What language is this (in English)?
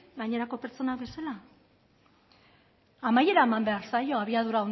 Basque